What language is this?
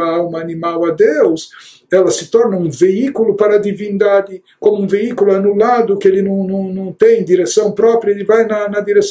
Portuguese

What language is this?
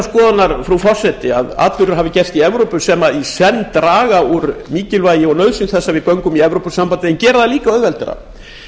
Icelandic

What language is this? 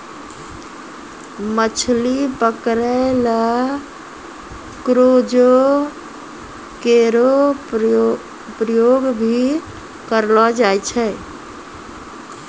Maithili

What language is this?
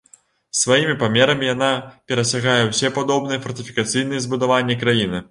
Belarusian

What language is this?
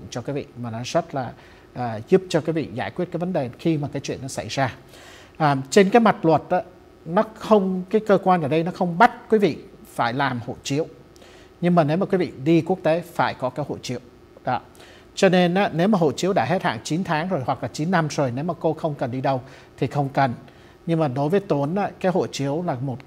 Vietnamese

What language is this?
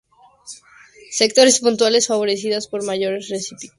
Spanish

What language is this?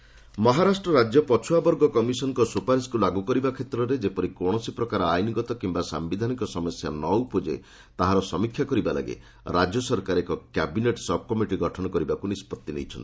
Odia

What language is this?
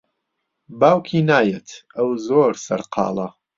Central Kurdish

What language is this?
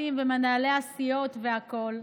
Hebrew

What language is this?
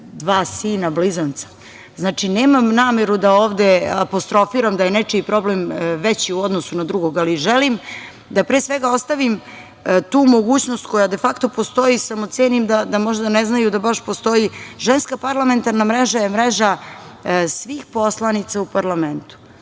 Serbian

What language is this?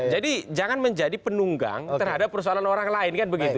Indonesian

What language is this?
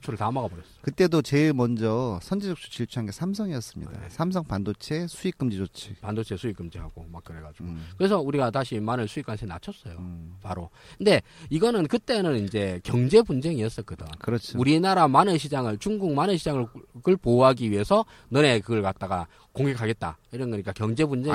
Korean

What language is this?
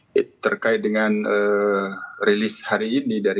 Indonesian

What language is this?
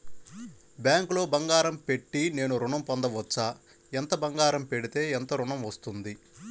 Telugu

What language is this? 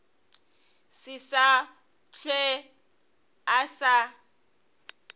Northern Sotho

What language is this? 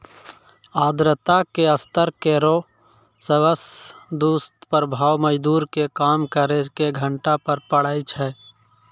Maithili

